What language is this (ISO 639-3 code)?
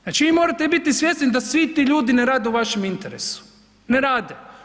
hrv